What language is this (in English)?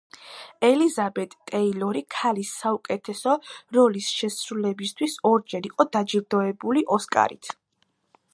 Georgian